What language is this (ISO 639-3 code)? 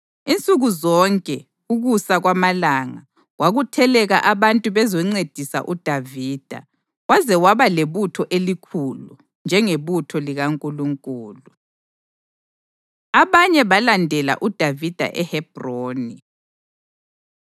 nde